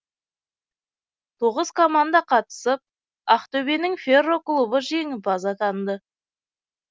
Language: Kazakh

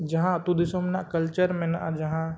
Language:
Santali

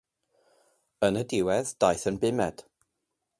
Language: Welsh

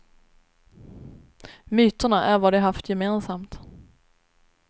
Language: Swedish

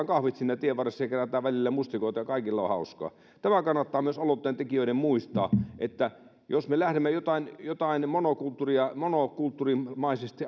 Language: Finnish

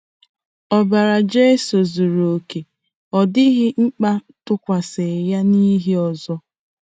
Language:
Igbo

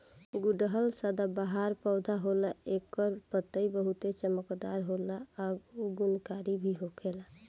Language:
Bhojpuri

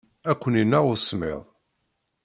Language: Kabyle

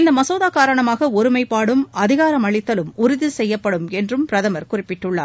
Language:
Tamil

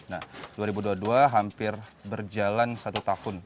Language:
Indonesian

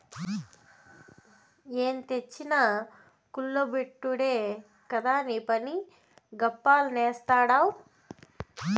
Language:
Telugu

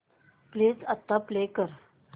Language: Marathi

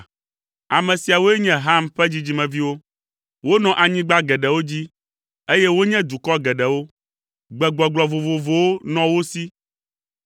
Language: Ewe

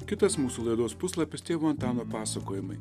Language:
Lithuanian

